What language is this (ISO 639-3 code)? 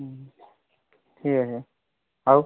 ori